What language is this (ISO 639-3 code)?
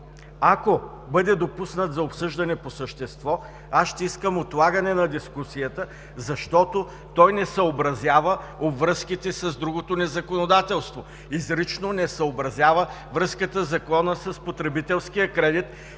bul